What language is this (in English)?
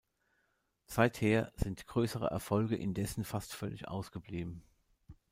German